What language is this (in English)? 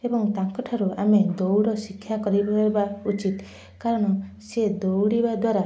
Odia